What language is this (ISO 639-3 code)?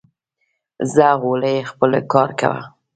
pus